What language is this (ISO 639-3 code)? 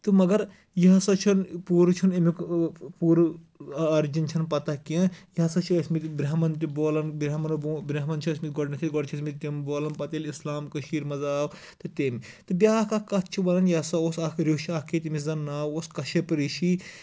kas